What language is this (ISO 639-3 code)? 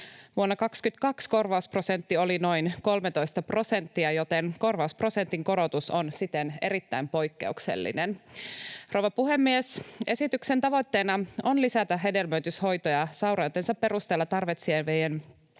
fin